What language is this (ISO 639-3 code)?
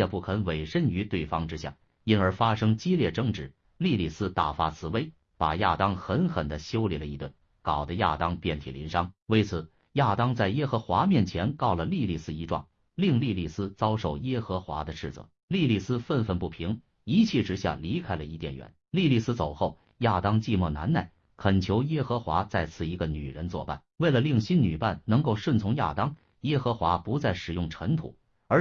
zho